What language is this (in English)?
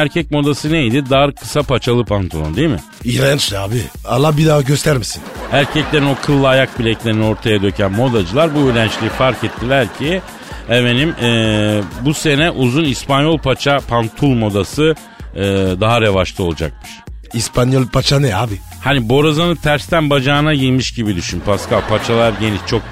Turkish